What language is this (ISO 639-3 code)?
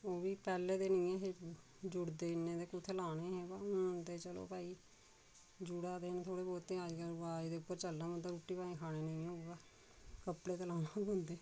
doi